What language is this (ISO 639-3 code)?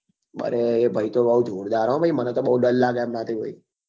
guj